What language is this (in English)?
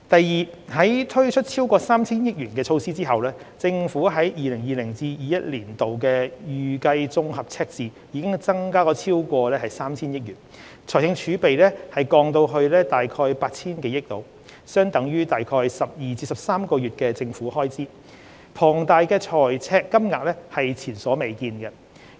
Cantonese